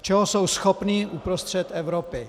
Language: Czech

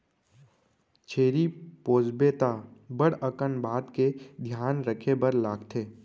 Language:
Chhattisgarhi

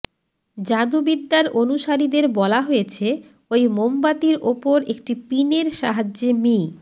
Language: Bangla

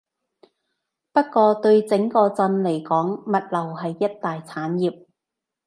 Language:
Cantonese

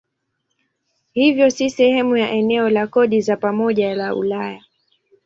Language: Swahili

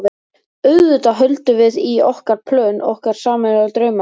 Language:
Icelandic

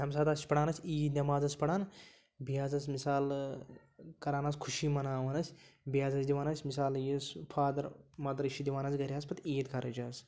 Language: Kashmiri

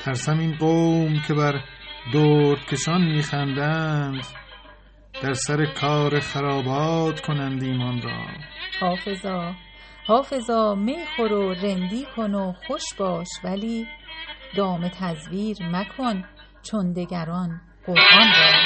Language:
Persian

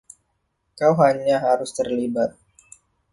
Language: Indonesian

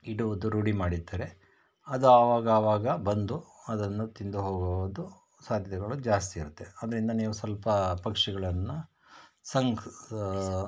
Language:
Kannada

